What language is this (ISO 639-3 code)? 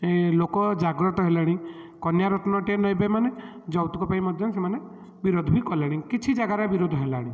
ori